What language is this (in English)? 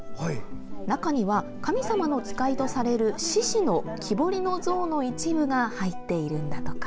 Japanese